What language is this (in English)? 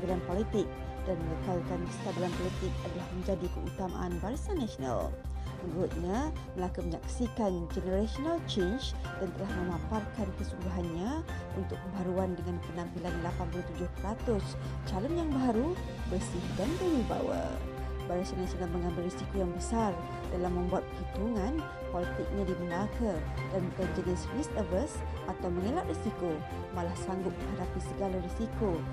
Malay